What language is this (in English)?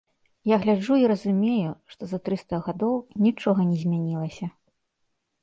Belarusian